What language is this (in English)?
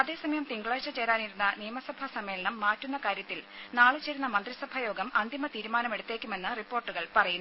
Malayalam